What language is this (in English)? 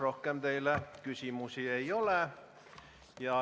Estonian